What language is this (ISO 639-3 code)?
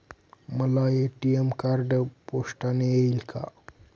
mar